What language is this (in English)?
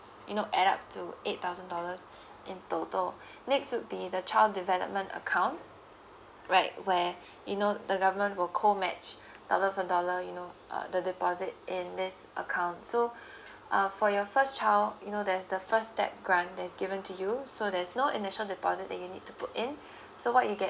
English